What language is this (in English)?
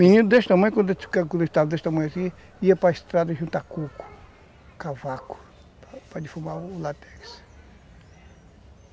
Portuguese